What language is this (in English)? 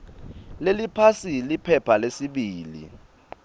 Swati